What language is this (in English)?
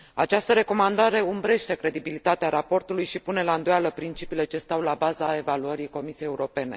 Romanian